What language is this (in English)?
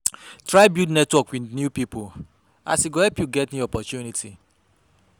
Nigerian Pidgin